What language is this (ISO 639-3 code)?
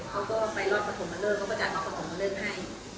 tha